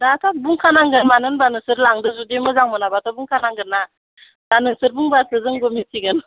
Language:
Bodo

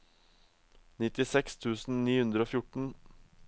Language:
Norwegian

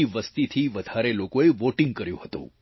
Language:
Gujarati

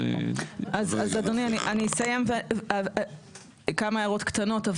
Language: Hebrew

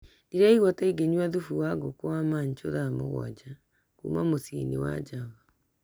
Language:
Kikuyu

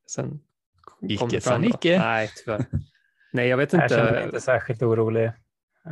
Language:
Swedish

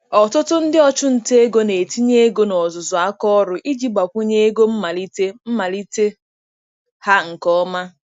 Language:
Igbo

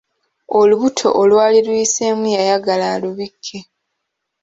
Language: Ganda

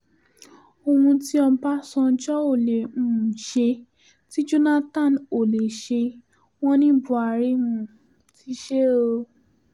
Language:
Yoruba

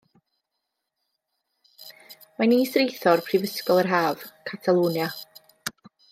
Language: Welsh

